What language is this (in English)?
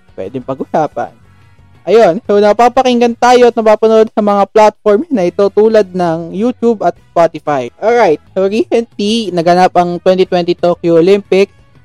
Filipino